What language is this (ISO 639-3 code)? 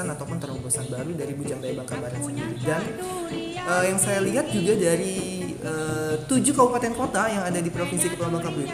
ind